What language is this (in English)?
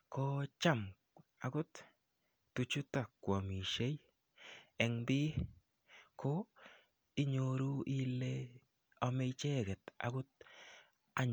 Kalenjin